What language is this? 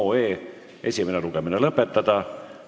Estonian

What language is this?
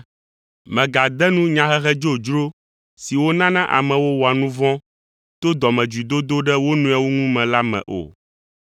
Ewe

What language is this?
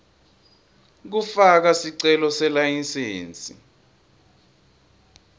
Swati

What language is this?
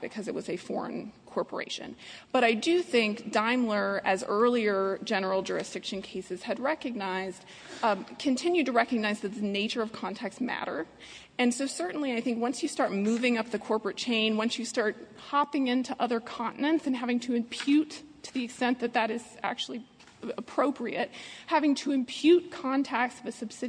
English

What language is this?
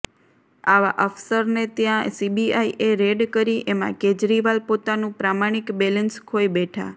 Gujarati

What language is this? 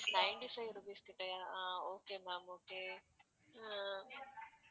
Tamil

